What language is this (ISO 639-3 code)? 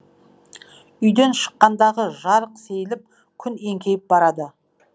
kaz